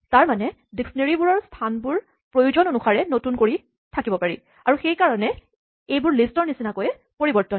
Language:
Assamese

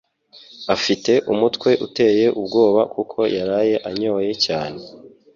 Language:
Kinyarwanda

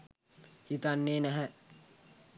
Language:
Sinhala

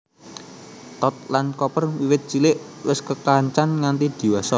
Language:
Javanese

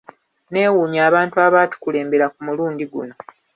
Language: Ganda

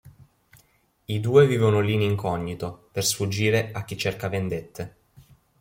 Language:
Italian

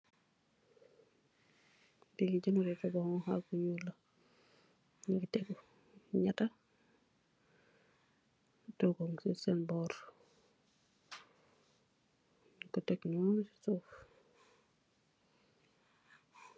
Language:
Wolof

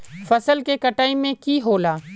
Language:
Magahi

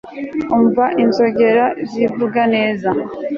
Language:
Kinyarwanda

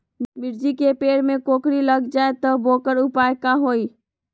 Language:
Magahi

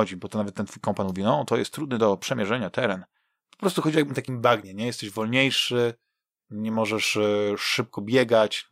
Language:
Polish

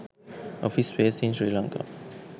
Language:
Sinhala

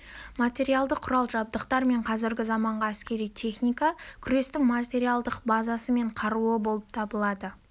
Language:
Kazakh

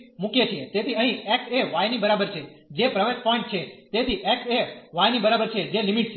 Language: Gujarati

